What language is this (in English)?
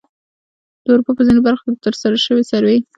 Pashto